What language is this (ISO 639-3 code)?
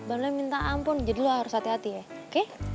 ind